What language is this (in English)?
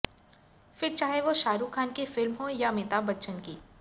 Hindi